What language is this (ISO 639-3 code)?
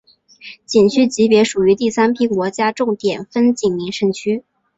zho